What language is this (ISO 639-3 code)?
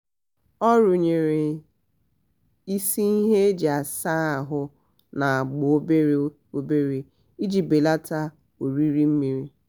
ibo